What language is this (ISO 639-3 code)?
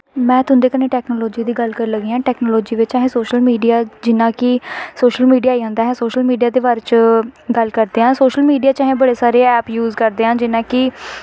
doi